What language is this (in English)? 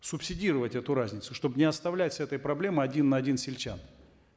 Kazakh